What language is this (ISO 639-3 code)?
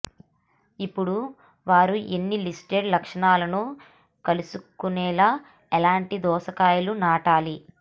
tel